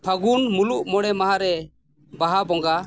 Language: Santali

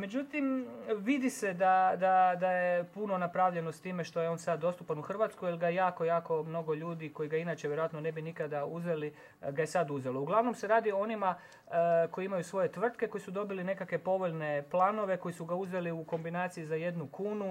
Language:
Croatian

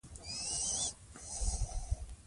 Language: Pashto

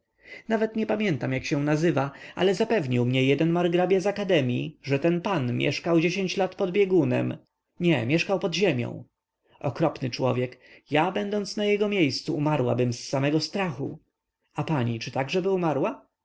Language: Polish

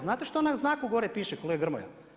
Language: Croatian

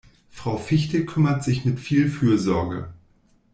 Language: German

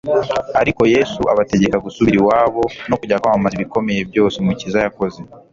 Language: Kinyarwanda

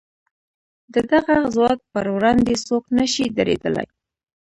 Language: Pashto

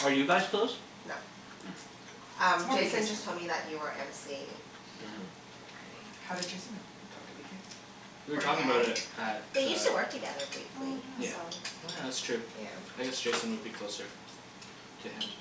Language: English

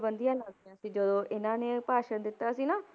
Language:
Punjabi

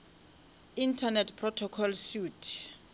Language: Northern Sotho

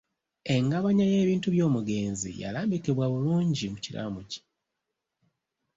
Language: Ganda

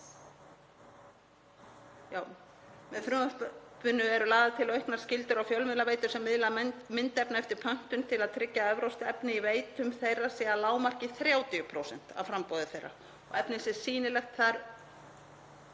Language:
Icelandic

